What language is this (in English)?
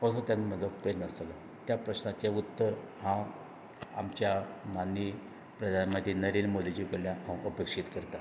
Konkani